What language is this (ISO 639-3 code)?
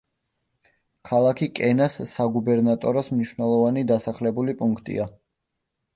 kat